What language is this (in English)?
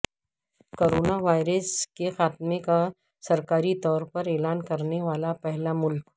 Urdu